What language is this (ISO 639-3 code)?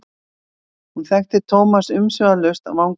isl